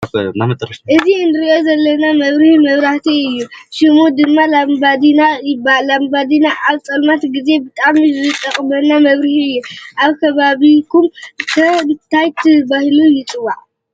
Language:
Tigrinya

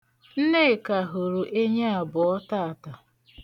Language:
Igbo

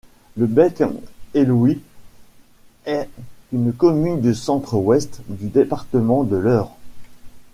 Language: French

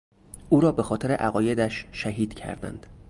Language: Persian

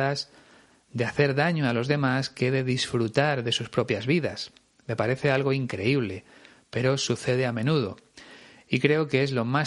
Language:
Spanish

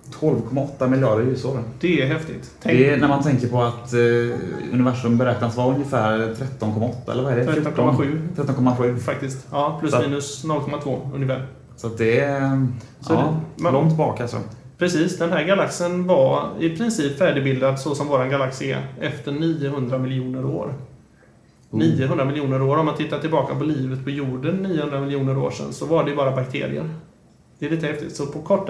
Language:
Swedish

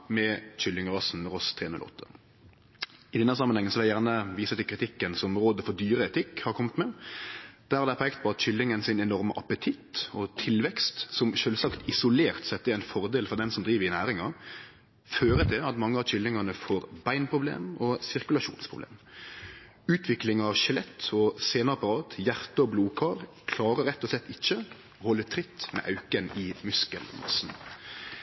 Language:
Norwegian Nynorsk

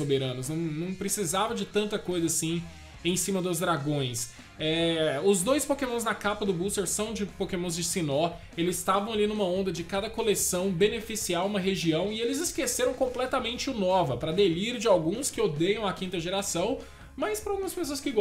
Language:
Portuguese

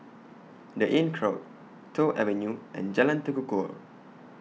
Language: English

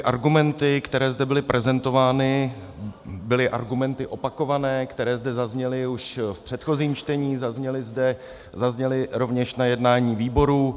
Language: Czech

